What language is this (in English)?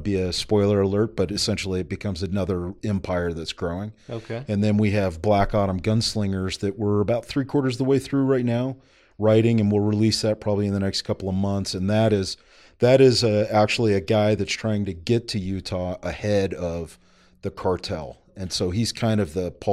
English